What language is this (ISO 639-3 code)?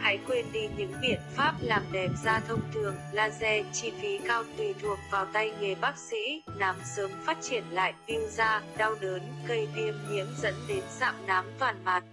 vie